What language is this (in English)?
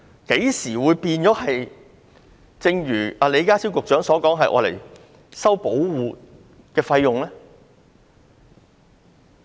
Cantonese